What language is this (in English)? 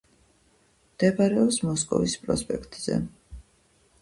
Georgian